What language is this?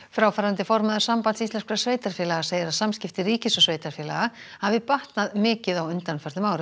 Icelandic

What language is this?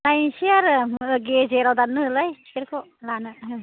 Bodo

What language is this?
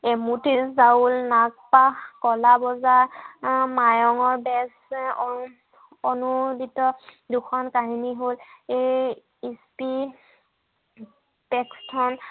Assamese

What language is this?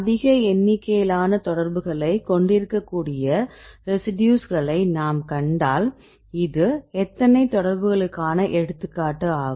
Tamil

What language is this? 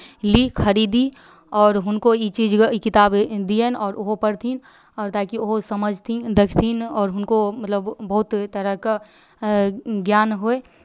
Maithili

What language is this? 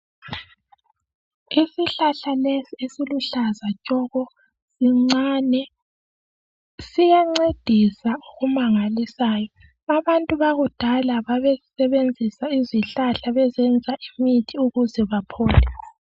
North Ndebele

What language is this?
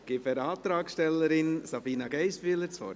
Swiss German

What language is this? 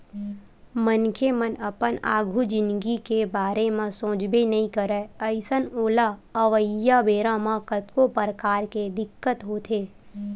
Chhattisgarhi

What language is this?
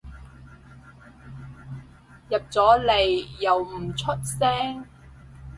Cantonese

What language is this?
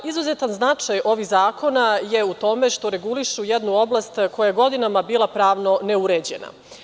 Serbian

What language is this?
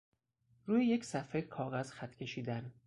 Persian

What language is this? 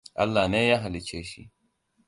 Hausa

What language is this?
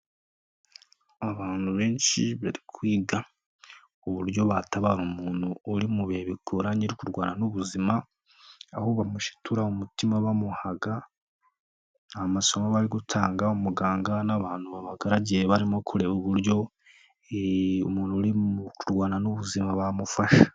Kinyarwanda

